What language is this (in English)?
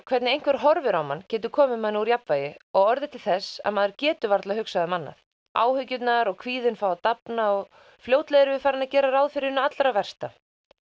Icelandic